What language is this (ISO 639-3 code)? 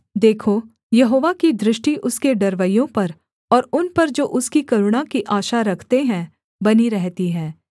hin